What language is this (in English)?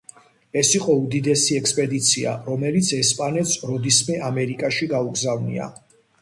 Georgian